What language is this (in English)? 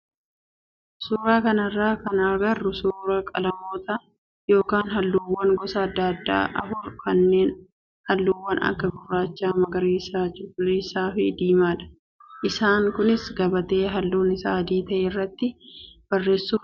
Oromo